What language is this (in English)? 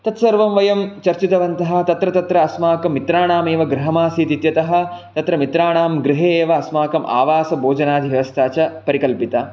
Sanskrit